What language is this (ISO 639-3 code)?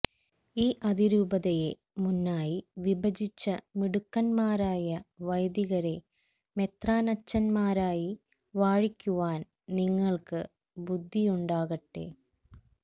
mal